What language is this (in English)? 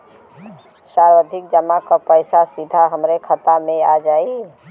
Bhojpuri